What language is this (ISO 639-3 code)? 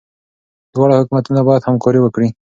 pus